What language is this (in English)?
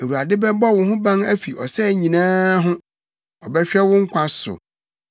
Akan